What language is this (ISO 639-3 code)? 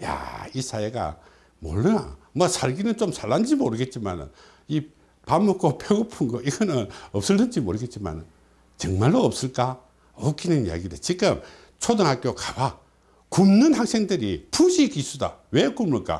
kor